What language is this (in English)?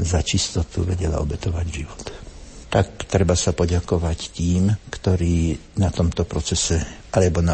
Slovak